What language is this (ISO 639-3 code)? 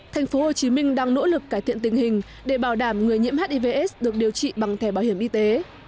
vie